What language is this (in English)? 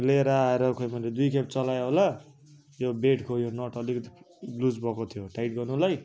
Nepali